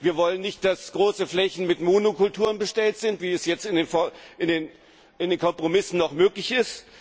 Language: German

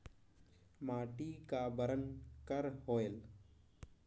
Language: Chhattisgarhi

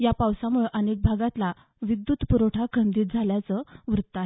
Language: Marathi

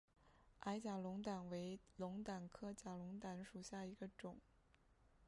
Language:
Chinese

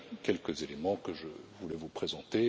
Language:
French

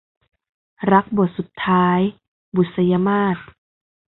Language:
Thai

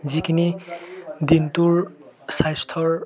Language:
Assamese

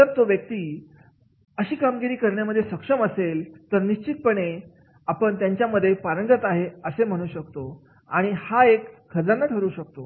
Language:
Marathi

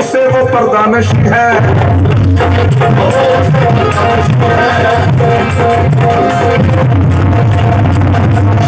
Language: Arabic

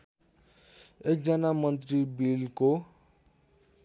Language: Nepali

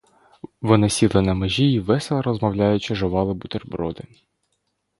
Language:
Ukrainian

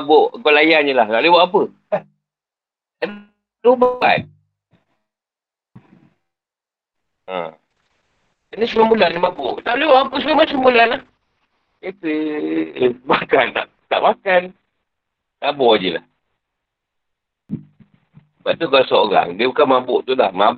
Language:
Malay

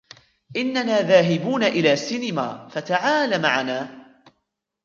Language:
Arabic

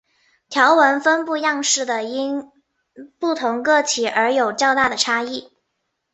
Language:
Chinese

